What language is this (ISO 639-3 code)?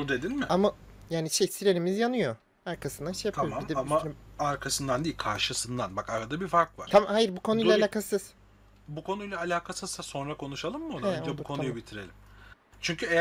tur